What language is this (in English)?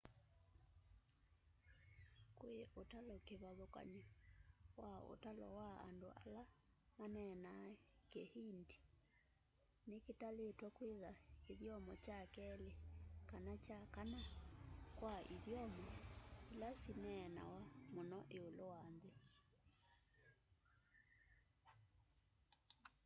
Kamba